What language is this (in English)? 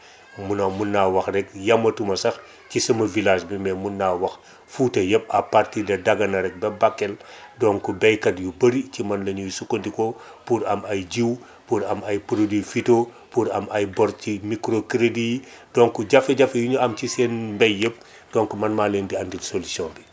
Wolof